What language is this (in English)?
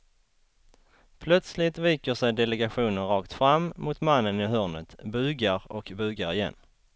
Swedish